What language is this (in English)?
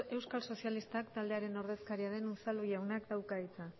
Basque